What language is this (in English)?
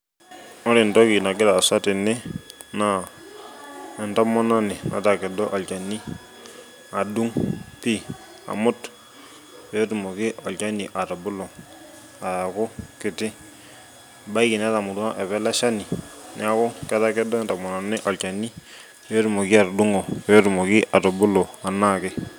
Masai